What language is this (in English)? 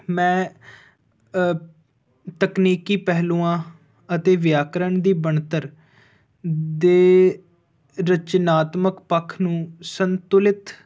Punjabi